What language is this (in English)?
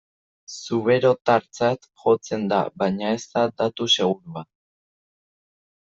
Basque